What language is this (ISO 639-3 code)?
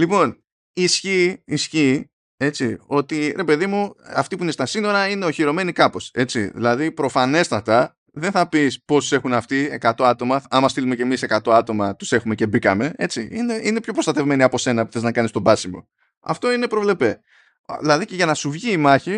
ell